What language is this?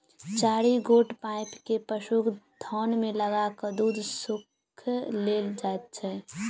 Maithili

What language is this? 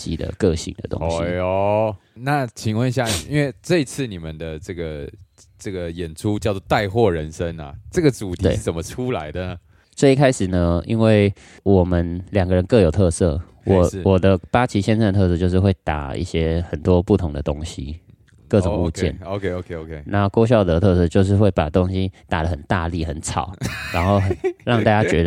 Chinese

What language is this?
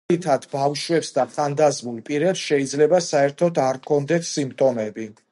Georgian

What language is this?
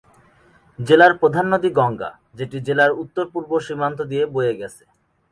Bangla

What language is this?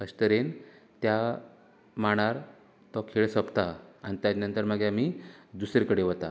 Konkani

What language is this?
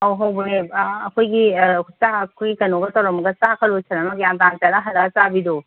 Manipuri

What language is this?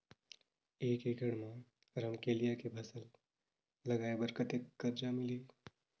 Chhattisgarhi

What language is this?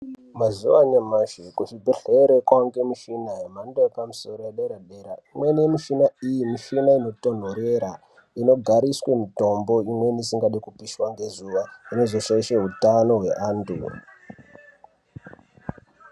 Ndau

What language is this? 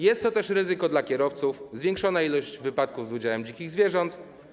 Polish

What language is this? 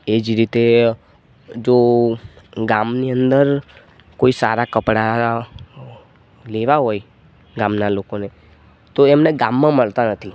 Gujarati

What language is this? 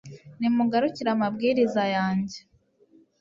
Kinyarwanda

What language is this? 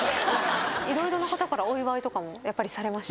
Japanese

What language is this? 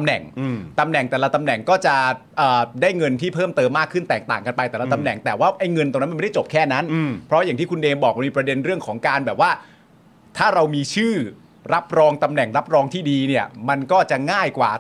Thai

